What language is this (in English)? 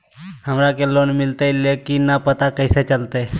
Magahi